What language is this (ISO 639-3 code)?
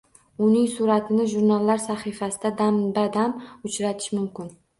uzb